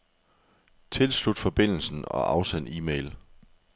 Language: Danish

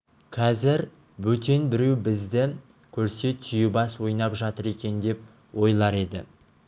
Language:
Kazakh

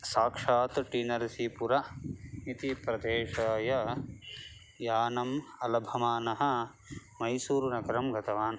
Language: Sanskrit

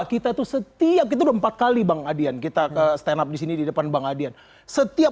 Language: Indonesian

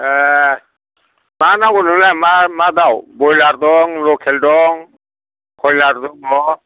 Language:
Bodo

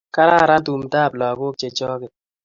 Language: Kalenjin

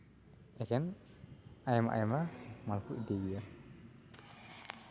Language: Santali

